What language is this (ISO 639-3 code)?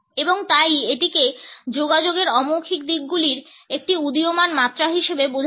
ben